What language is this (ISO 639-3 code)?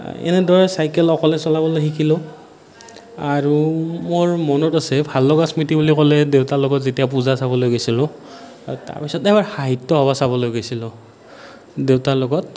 asm